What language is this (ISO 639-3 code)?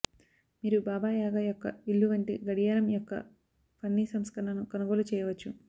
tel